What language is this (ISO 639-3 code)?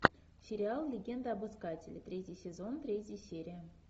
rus